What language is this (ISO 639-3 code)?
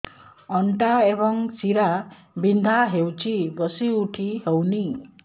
ori